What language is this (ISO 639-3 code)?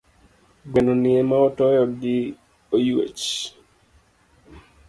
luo